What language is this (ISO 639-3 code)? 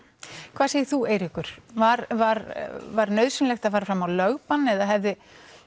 isl